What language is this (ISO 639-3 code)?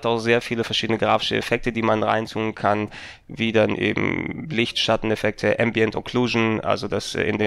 deu